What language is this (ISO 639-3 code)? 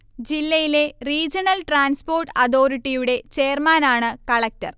mal